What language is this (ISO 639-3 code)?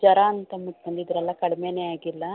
kan